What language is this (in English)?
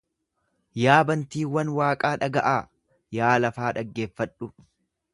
Oromo